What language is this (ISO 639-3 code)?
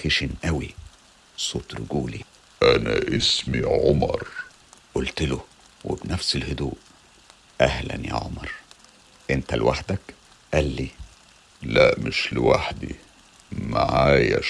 ara